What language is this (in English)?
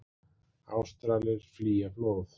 Icelandic